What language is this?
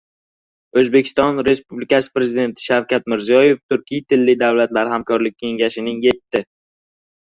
Uzbek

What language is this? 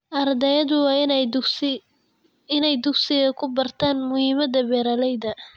Somali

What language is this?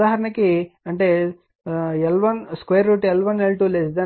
Telugu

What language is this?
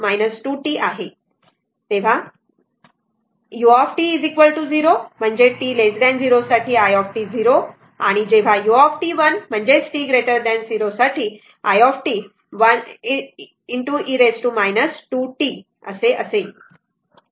Marathi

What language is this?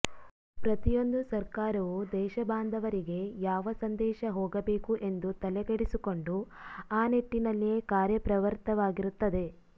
Kannada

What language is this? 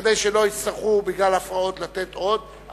Hebrew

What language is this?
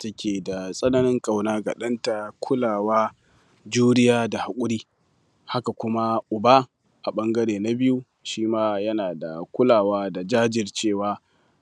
Hausa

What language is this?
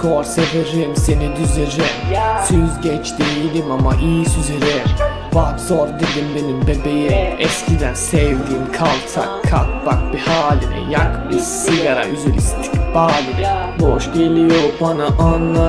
Turkish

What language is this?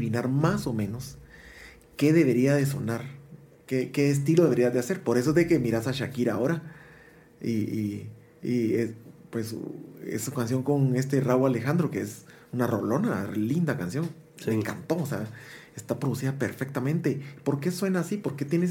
Spanish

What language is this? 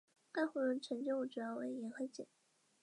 Chinese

